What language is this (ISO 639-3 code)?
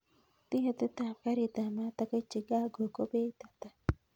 kln